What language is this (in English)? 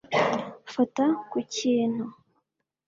Kinyarwanda